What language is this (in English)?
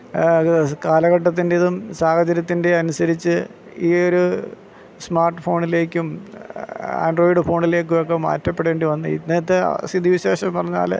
Malayalam